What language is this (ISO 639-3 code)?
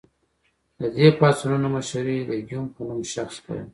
pus